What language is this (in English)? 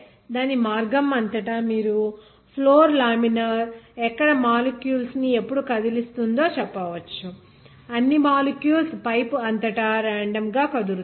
Telugu